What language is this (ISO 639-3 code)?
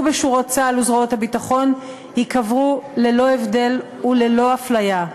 heb